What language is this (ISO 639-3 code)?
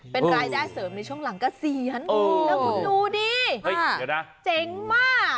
tha